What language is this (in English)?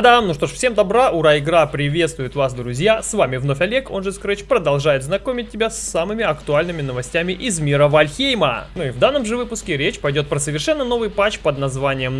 Russian